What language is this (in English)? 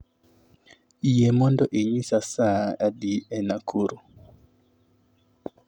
Luo (Kenya and Tanzania)